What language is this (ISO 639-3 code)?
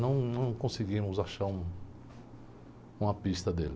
por